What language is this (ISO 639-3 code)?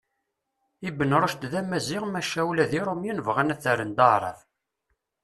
kab